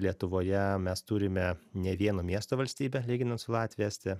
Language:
Lithuanian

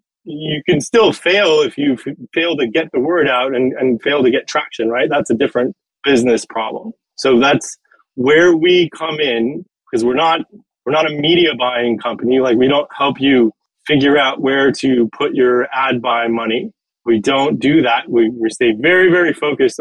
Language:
English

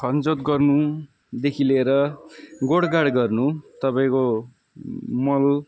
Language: Nepali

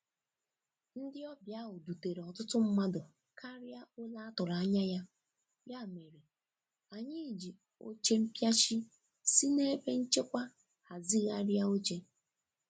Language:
Igbo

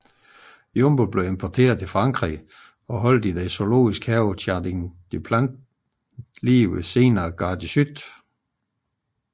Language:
Danish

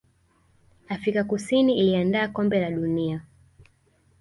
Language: Swahili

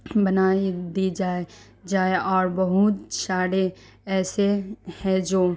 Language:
Urdu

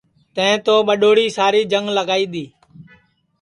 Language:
Sansi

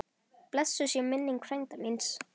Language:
Icelandic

